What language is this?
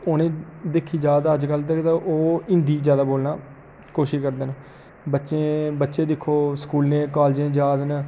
Dogri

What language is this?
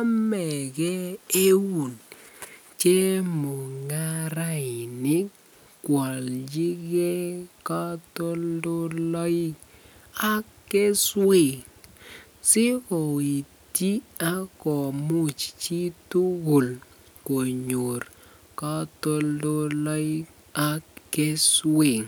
Kalenjin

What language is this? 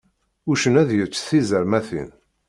Kabyle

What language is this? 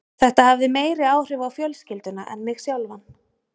Icelandic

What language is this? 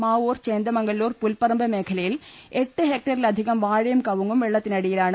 Malayalam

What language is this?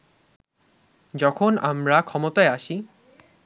Bangla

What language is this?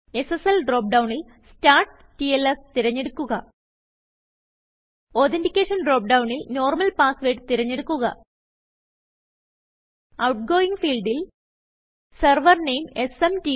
Malayalam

